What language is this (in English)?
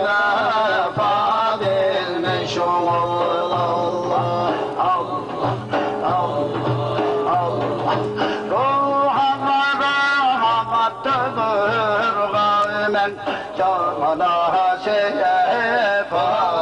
Arabic